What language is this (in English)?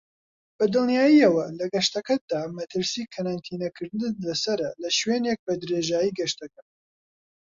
Central Kurdish